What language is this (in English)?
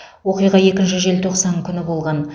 Kazakh